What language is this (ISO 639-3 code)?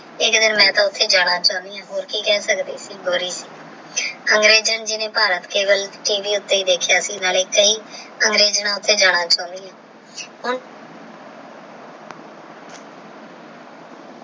pan